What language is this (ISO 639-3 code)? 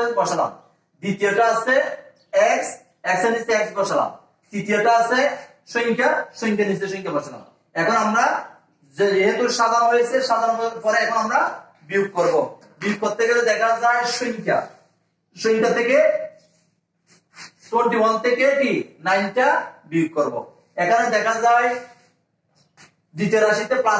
hin